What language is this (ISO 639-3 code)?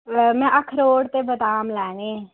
doi